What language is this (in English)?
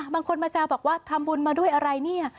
Thai